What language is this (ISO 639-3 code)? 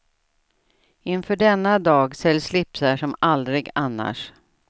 swe